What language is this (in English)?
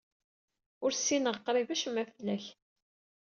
Kabyle